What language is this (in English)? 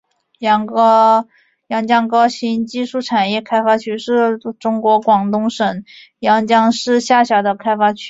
Chinese